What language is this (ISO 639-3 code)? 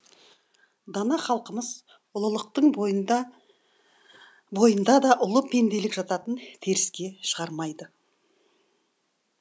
kaz